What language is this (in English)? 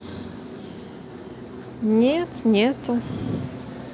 Russian